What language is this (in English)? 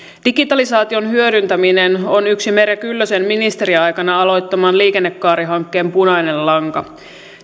Finnish